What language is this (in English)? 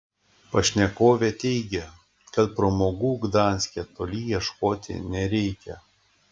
Lithuanian